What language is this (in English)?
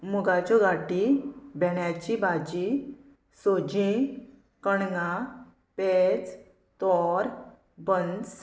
Konkani